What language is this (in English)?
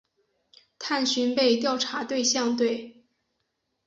Chinese